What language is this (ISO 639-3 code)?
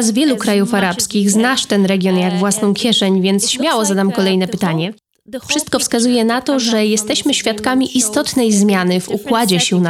pol